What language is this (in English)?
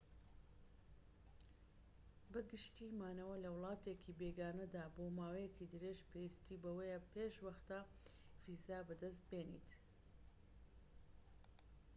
Central Kurdish